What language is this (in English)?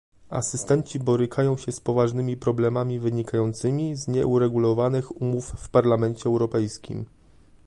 Polish